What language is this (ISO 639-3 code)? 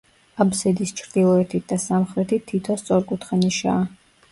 kat